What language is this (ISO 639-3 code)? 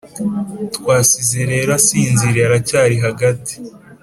kin